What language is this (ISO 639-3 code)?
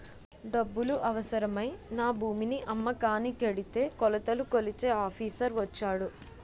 tel